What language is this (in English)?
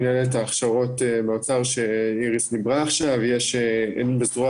Hebrew